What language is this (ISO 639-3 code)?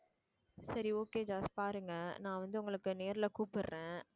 tam